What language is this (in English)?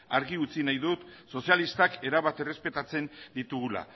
Basque